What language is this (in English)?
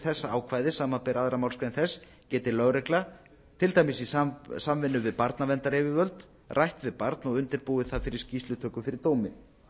Icelandic